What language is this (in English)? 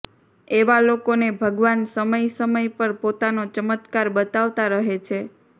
Gujarati